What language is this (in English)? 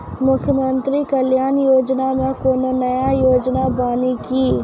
Maithili